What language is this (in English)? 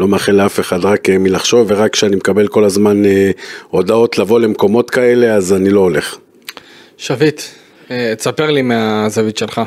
Hebrew